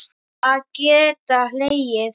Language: Icelandic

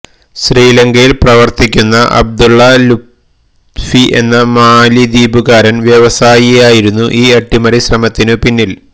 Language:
Malayalam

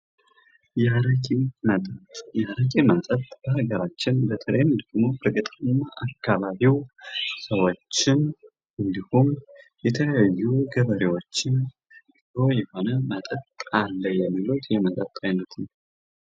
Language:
Amharic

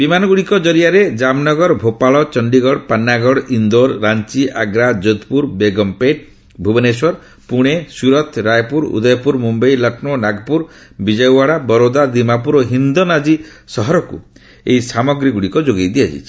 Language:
Odia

